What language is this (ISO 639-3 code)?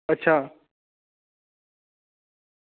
doi